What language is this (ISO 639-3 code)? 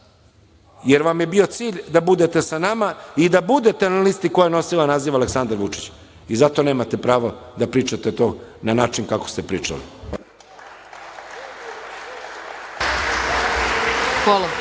srp